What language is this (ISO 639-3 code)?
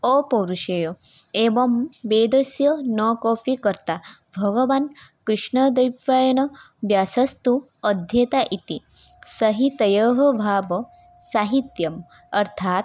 san